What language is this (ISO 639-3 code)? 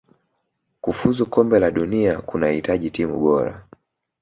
swa